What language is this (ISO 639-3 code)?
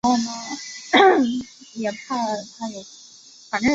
zho